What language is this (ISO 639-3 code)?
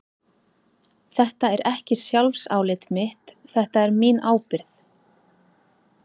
isl